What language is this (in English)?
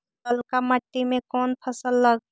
Magahi